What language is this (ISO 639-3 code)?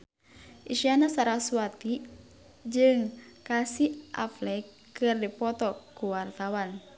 sun